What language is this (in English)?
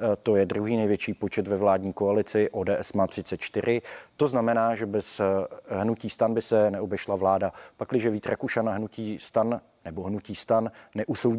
Czech